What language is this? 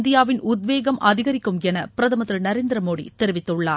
Tamil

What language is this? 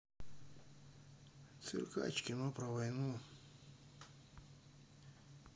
Russian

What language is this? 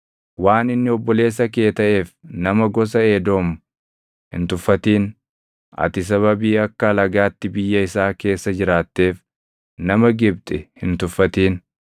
Oromo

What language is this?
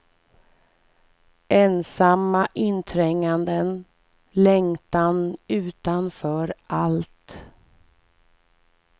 Swedish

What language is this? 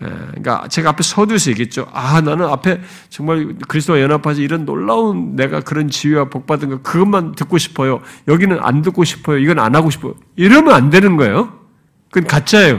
Korean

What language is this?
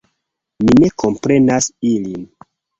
Esperanto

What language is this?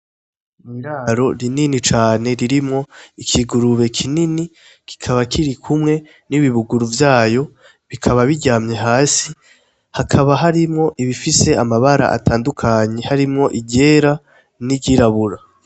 Rundi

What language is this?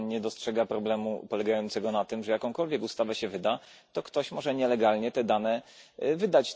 Polish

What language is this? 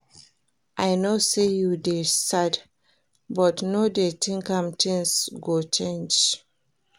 Nigerian Pidgin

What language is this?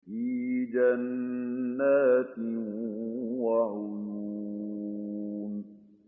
Arabic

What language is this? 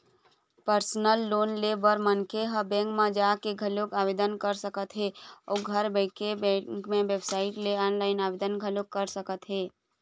Chhattisgarhi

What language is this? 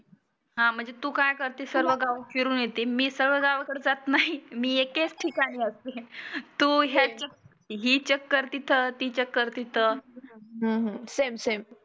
Marathi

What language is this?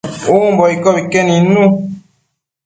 Matsés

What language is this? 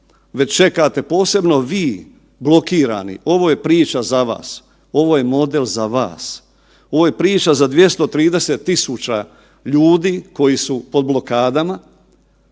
Croatian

